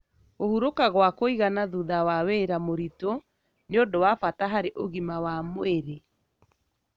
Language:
Kikuyu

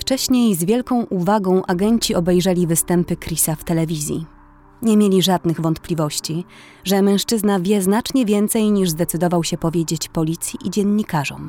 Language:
Polish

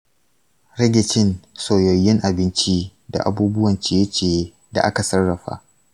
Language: Hausa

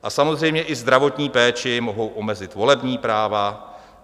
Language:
Czech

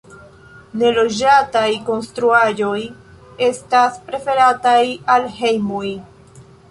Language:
Esperanto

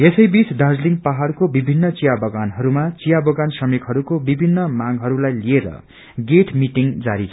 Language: Nepali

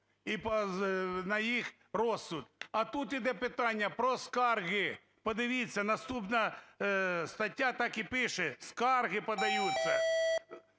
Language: Ukrainian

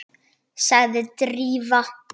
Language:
Icelandic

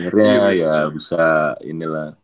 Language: Indonesian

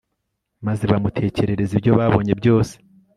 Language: Kinyarwanda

